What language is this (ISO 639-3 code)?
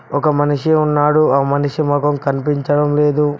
tel